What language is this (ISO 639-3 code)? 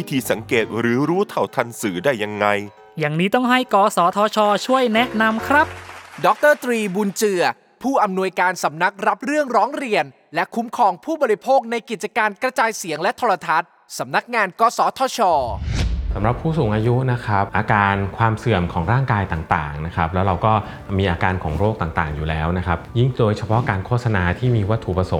tha